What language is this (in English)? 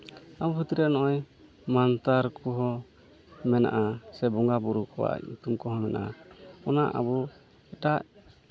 Santali